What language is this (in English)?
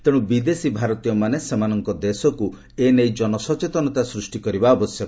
Odia